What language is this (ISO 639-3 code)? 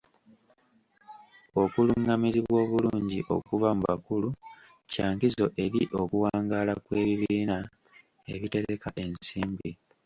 lug